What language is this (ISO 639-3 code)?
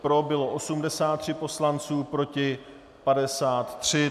ces